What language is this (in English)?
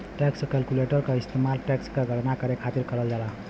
Bhojpuri